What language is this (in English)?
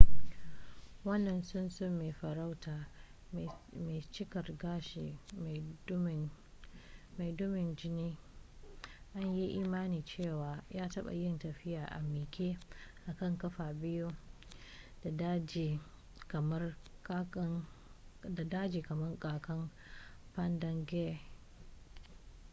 Hausa